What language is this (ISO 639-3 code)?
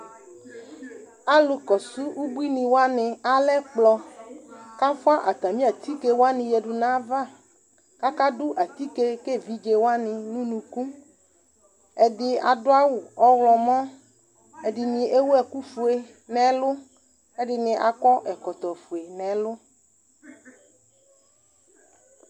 kpo